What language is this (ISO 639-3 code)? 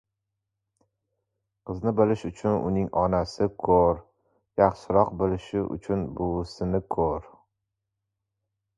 uzb